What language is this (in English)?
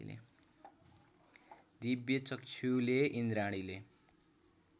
Nepali